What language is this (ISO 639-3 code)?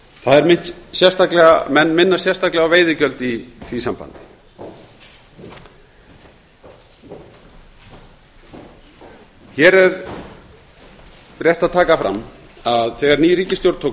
isl